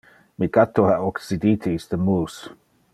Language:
Interlingua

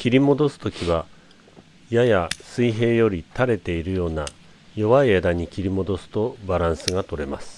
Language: Japanese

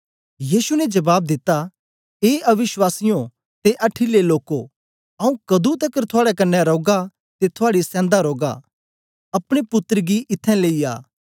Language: Dogri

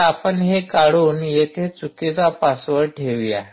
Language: Marathi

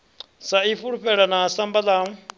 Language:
Venda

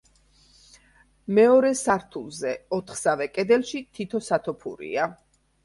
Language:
Georgian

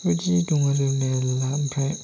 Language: Bodo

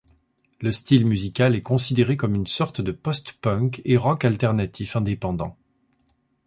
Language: French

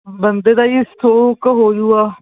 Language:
Punjabi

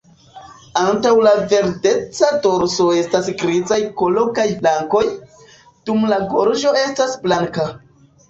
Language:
Esperanto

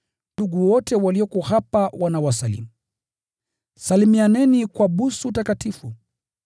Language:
Swahili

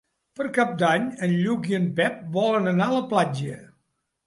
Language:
Catalan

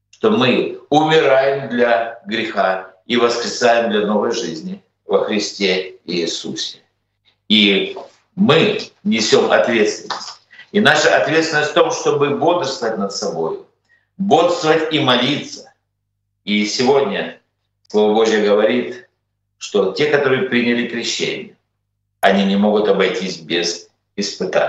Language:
Russian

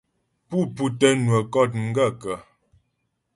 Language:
Ghomala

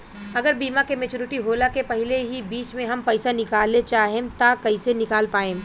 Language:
Bhojpuri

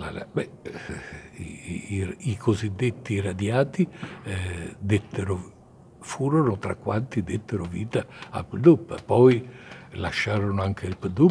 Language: Italian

